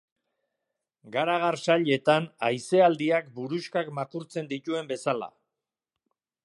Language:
Basque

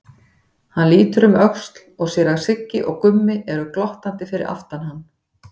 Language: Icelandic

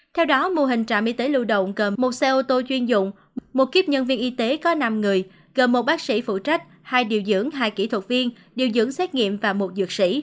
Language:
Vietnamese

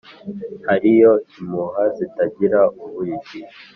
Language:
Kinyarwanda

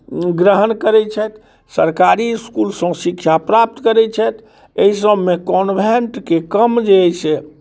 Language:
Maithili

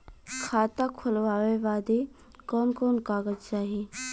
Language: Bhojpuri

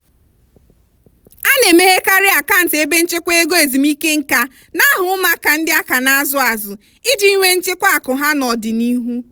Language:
Igbo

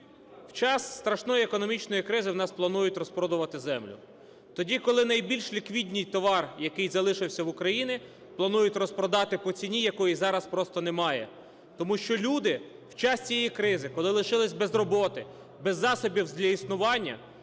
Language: Ukrainian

